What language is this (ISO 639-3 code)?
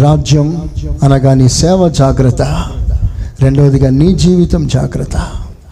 tel